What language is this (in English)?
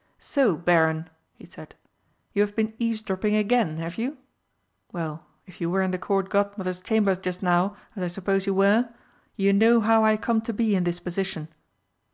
English